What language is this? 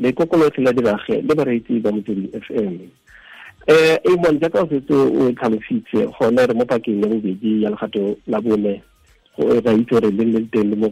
Swahili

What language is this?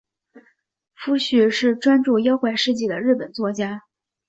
Chinese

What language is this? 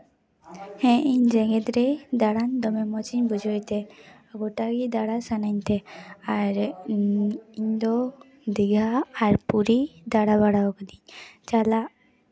Santali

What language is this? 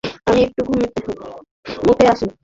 Bangla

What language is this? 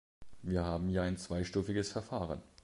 German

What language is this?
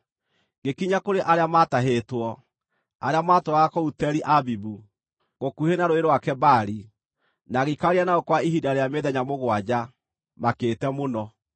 Kikuyu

